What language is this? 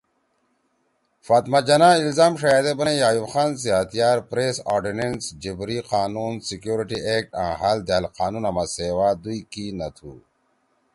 Torwali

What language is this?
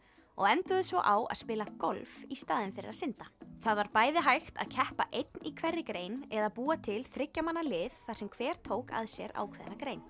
Icelandic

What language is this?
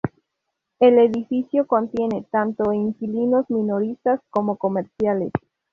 Spanish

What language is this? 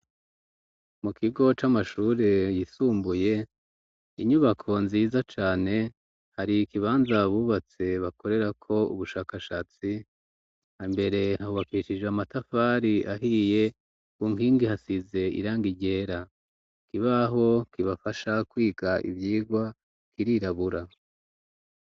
Rundi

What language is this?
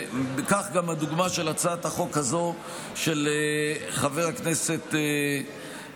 Hebrew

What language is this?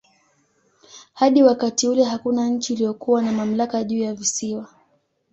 Swahili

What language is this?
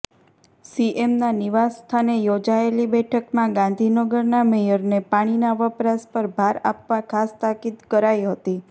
Gujarati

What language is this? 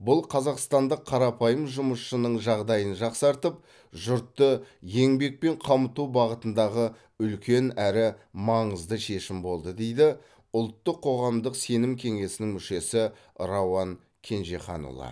Kazakh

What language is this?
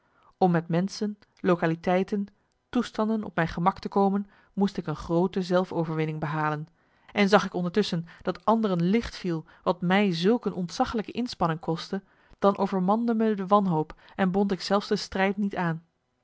Dutch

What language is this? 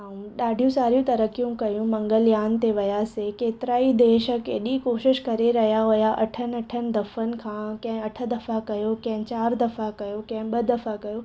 Sindhi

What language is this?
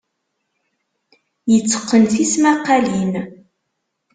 Kabyle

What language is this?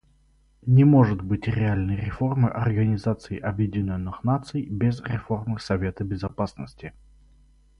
Russian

